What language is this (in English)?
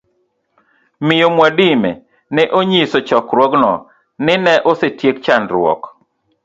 Luo (Kenya and Tanzania)